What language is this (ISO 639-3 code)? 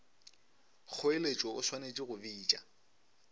nso